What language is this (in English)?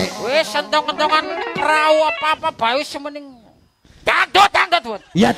Indonesian